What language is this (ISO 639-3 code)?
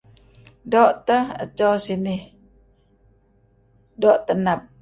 kzi